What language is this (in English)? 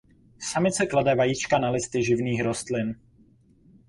Czech